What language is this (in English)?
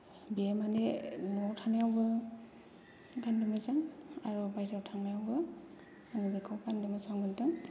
Bodo